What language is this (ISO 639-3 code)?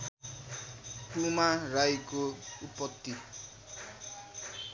nep